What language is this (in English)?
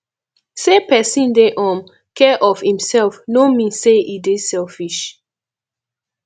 Nigerian Pidgin